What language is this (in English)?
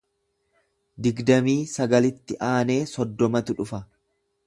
Oromo